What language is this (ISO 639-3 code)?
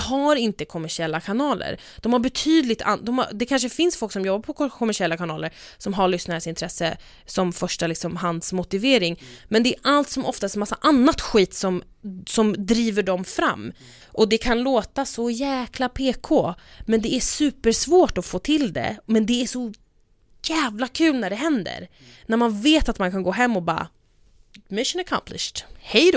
swe